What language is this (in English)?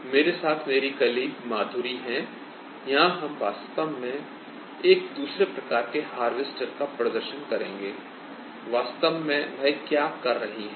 Hindi